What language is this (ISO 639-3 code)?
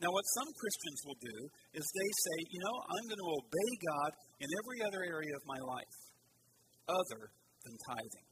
eng